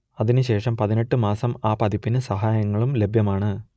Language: Malayalam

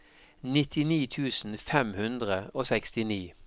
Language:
Norwegian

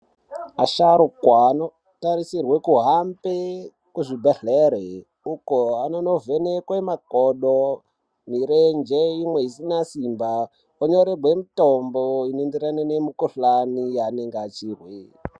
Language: Ndau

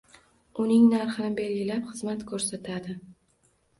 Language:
Uzbek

